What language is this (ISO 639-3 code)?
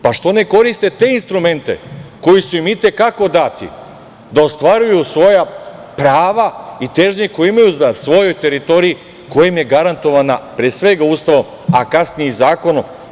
srp